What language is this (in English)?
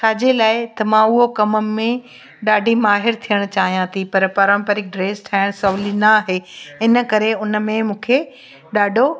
Sindhi